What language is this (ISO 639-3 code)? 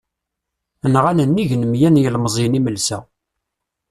kab